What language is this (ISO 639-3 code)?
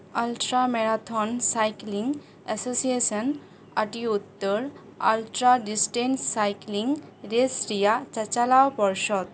sat